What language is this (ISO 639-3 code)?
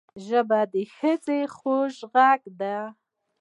pus